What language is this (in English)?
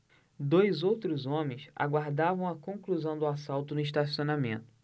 Portuguese